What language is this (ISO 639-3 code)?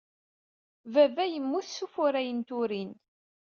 kab